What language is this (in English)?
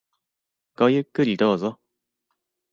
Japanese